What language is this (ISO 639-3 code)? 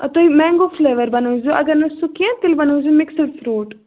kas